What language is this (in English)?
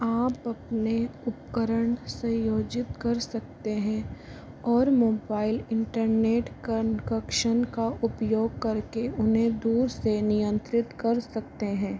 Hindi